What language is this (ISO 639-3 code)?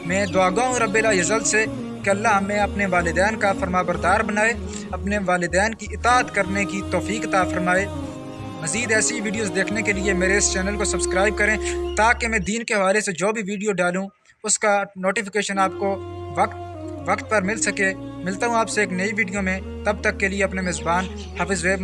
urd